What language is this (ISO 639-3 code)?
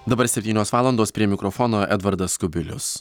lit